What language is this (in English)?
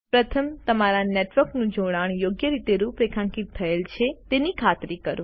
Gujarati